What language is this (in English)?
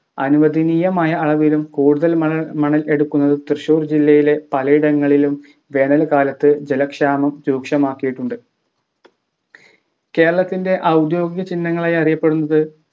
Malayalam